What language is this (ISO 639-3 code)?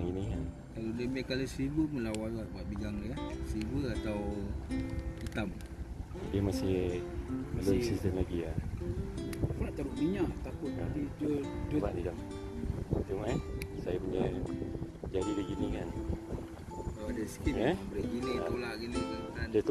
msa